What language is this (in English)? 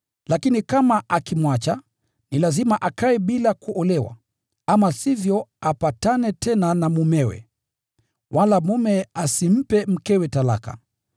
Swahili